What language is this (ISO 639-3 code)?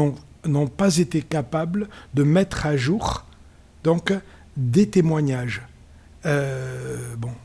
fra